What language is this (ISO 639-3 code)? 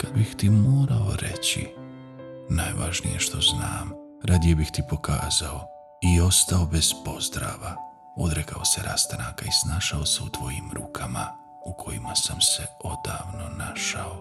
hrv